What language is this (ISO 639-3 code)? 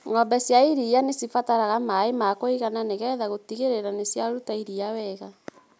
kik